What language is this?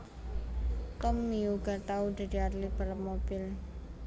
Javanese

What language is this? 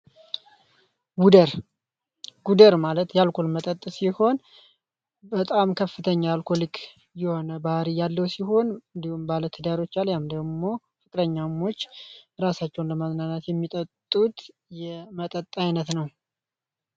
Amharic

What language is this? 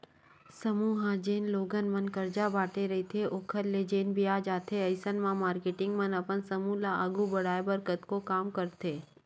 Chhattisgarhi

